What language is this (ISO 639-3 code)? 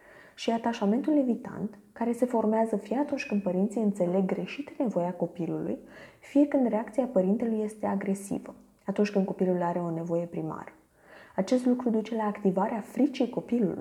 ron